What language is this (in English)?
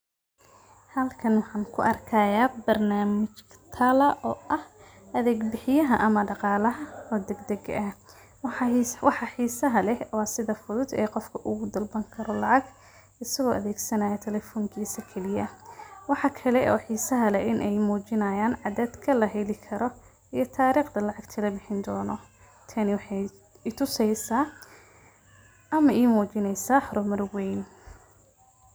Somali